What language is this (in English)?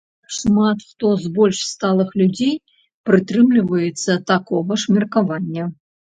Belarusian